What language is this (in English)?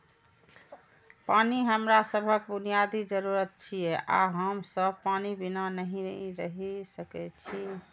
Maithili